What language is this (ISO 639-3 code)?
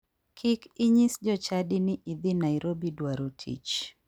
luo